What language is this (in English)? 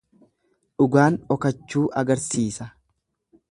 Oromo